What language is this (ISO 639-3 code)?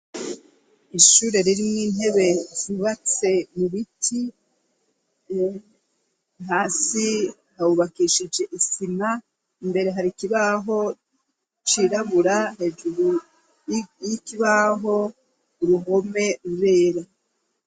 run